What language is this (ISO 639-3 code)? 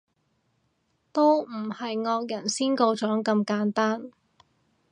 yue